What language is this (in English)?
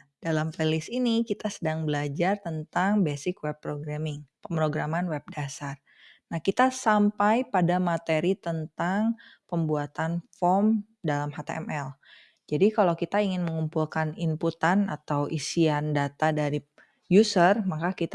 Indonesian